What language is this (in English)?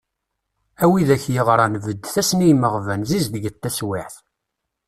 Kabyle